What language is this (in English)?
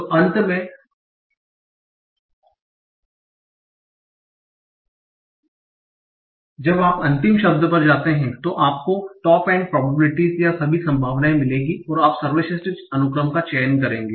Hindi